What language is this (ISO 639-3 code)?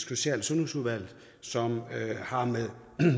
dan